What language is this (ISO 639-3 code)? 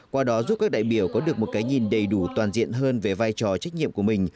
vie